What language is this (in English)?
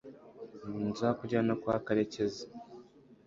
Kinyarwanda